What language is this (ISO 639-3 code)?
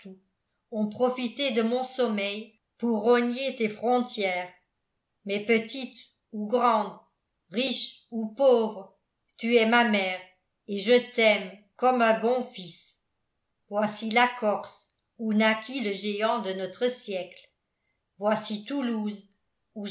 fra